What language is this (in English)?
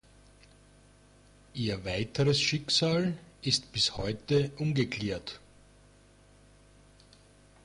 German